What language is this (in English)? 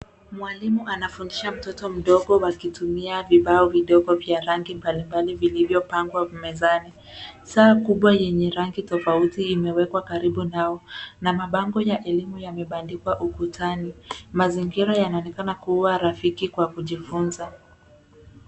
Swahili